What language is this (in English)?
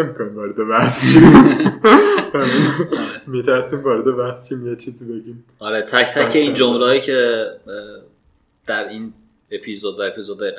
Persian